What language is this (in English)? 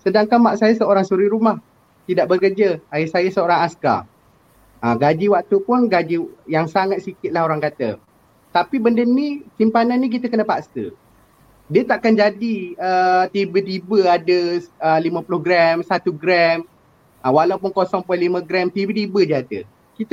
Malay